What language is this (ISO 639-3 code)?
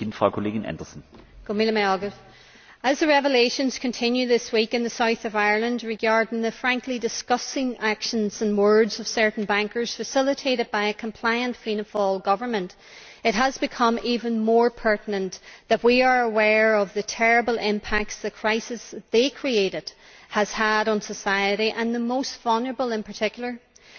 eng